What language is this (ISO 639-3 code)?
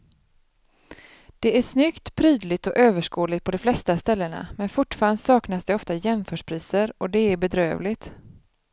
swe